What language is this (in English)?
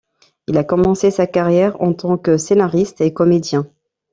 French